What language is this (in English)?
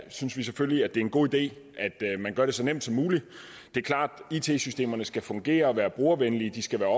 Danish